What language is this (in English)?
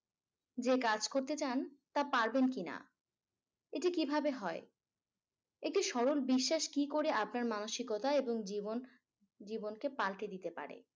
Bangla